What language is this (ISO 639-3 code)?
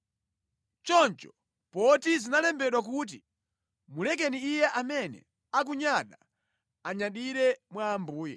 nya